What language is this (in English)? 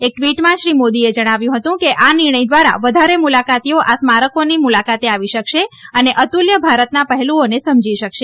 Gujarati